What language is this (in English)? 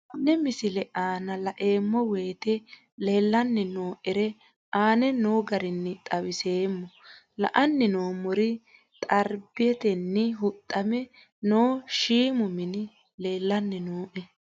Sidamo